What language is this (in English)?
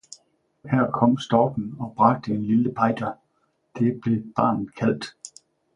Danish